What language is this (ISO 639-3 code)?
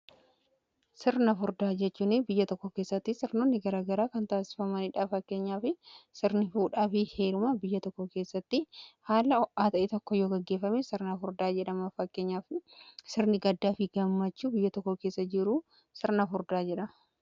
orm